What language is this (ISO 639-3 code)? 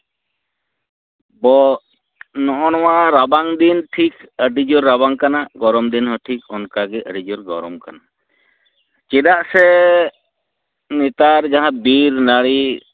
sat